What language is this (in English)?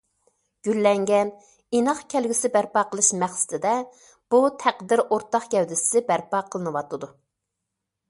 Uyghur